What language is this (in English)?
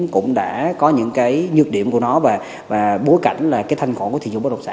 Vietnamese